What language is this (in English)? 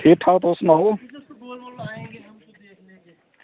Dogri